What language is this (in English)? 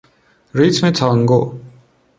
Persian